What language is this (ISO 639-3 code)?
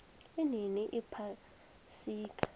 nbl